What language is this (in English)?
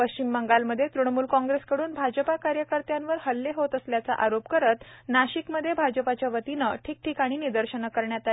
Marathi